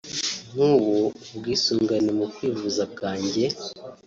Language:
Kinyarwanda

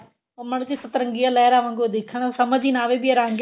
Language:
Punjabi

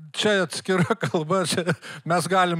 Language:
Lithuanian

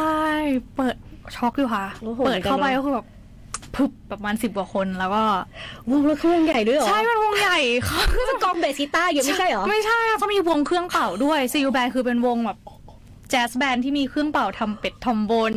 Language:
Thai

